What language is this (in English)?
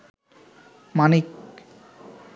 Bangla